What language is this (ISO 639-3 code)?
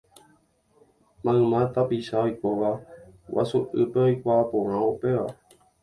grn